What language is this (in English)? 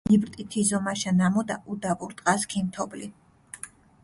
Mingrelian